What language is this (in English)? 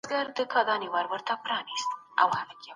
Pashto